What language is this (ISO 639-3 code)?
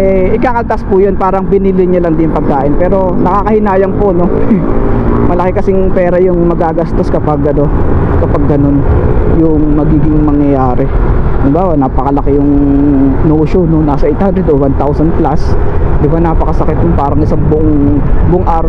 fil